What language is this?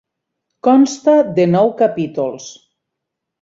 Catalan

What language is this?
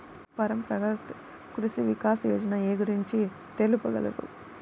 Telugu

